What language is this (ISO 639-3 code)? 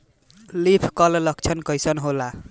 bho